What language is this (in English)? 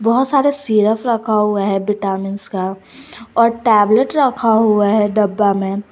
Hindi